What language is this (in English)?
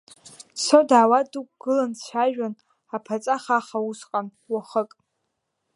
Abkhazian